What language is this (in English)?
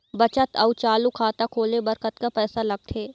Chhattisgarhi